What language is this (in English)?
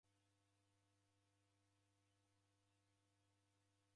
Taita